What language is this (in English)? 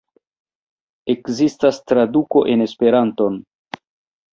Esperanto